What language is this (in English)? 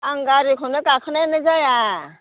Bodo